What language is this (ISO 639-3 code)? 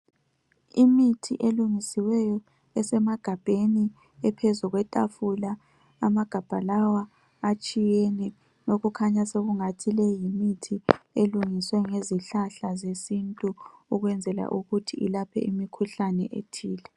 nde